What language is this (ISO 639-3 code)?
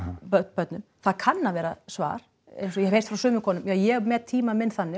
isl